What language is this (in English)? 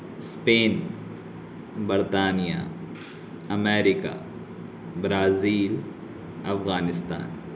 Urdu